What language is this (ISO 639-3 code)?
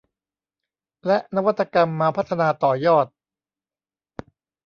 tha